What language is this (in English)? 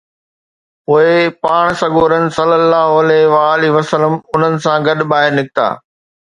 Sindhi